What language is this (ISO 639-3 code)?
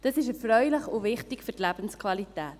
gsw